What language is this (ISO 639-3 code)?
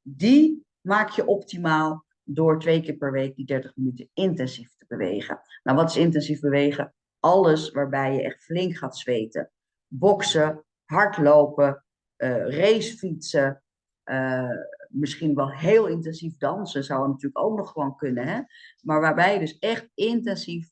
nld